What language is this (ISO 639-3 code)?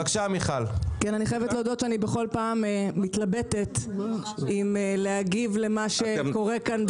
heb